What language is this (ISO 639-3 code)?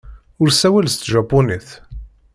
kab